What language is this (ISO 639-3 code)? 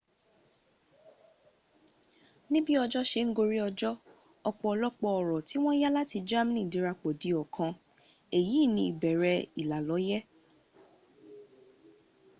yor